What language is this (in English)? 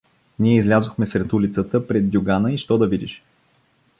Bulgarian